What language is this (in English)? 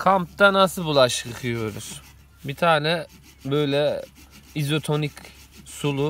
Turkish